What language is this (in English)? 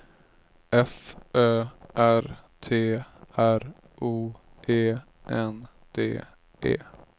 Swedish